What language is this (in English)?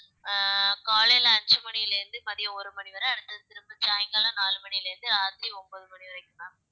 Tamil